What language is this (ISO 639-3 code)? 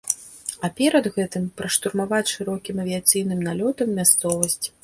bel